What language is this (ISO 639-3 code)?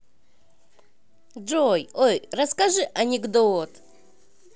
rus